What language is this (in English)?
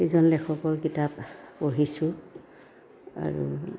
Assamese